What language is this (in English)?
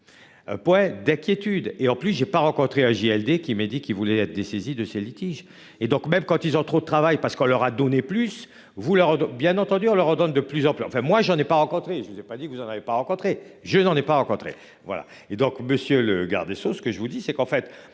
French